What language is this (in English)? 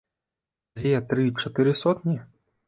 Belarusian